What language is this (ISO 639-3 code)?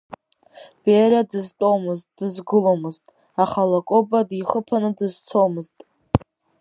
abk